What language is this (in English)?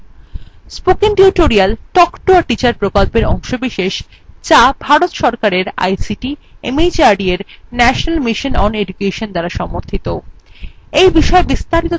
Bangla